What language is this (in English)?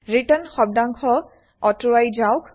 Assamese